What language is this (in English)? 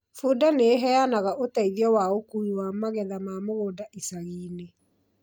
Kikuyu